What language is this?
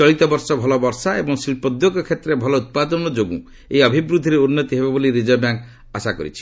Odia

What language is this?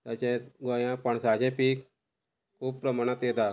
Konkani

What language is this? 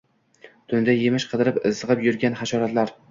Uzbek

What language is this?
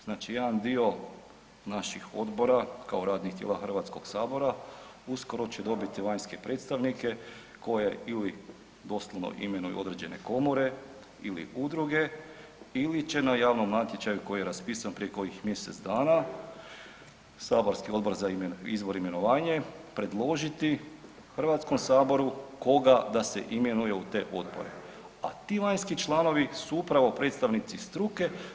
Croatian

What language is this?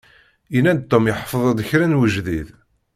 Kabyle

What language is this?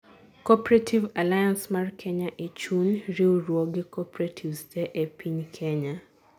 Luo (Kenya and Tanzania)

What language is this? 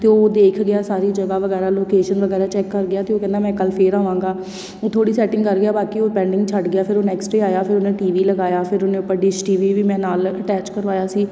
Punjabi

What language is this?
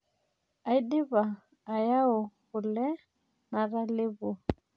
Masai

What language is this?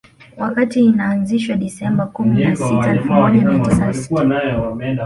Swahili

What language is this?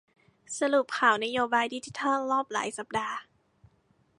Thai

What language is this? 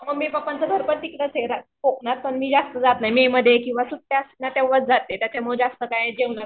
Marathi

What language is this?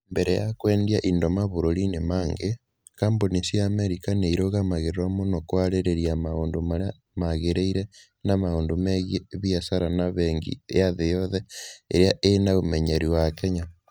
Kikuyu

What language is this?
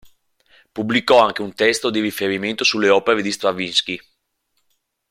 Italian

